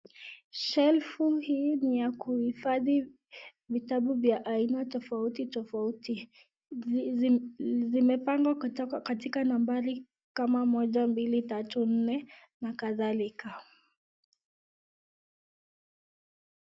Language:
Swahili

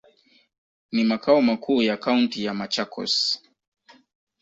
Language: Swahili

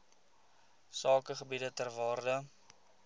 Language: Afrikaans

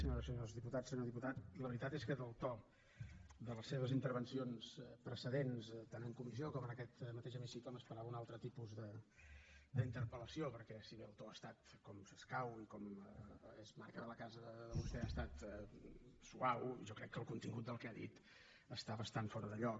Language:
Catalan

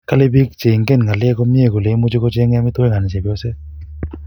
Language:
Kalenjin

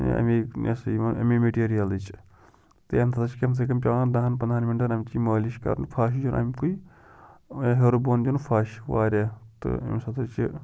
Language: Kashmiri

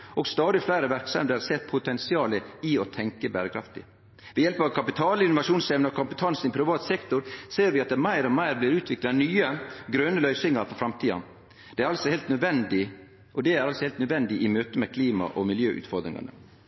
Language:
Norwegian Nynorsk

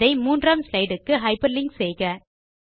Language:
Tamil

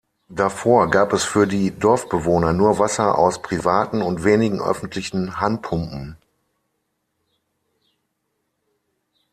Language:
German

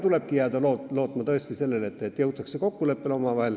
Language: Estonian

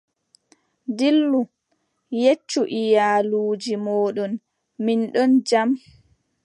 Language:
Adamawa Fulfulde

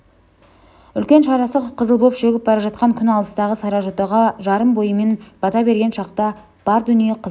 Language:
Kazakh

